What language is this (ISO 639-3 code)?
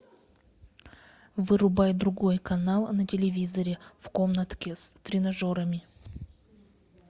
rus